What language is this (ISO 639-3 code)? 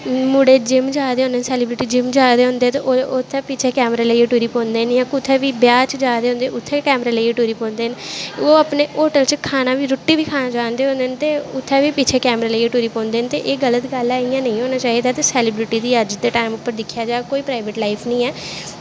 doi